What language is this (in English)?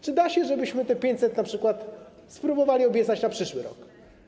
Polish